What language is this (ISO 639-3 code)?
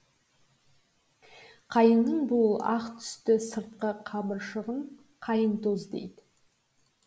kaz